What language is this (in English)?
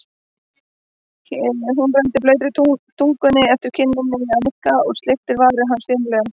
Icelandic